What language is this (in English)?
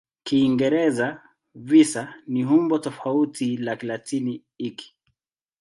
Swahili